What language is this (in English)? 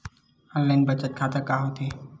Chhattisgarhi